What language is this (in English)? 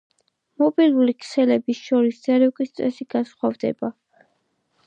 Georgian